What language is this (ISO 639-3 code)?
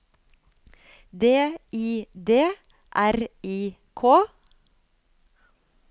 nor